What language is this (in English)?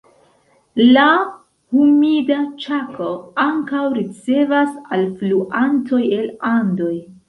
Esperanto